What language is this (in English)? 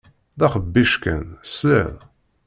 Kabyle